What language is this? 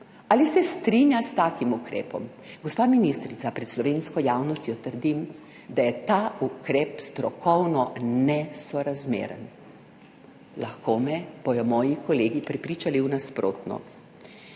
Slovenian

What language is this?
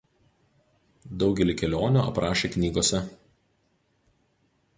Lithuanian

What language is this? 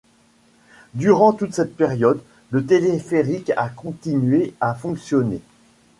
French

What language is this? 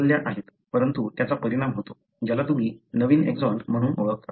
Marathi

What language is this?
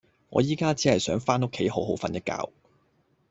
Cantonese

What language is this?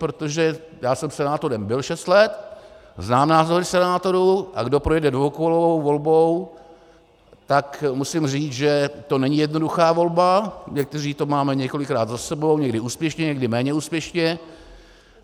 Czech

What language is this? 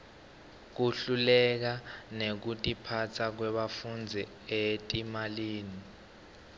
Swati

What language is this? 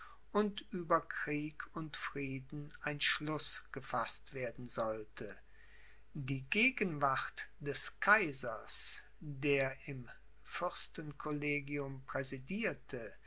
German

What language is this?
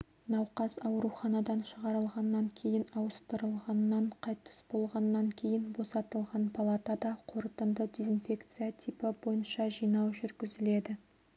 Kazakh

